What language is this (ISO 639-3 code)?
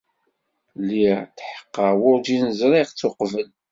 kab